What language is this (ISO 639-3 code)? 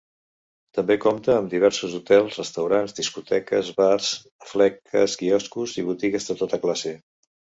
cat